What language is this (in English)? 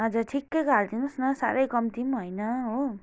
Nepali